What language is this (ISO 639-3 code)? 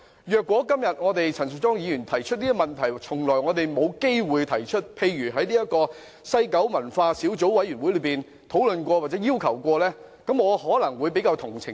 yue